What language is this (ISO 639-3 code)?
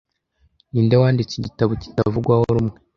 kin